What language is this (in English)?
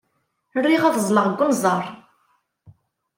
Kabyle